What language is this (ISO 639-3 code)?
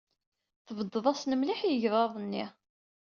kab